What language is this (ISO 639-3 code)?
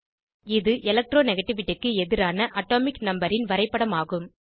tam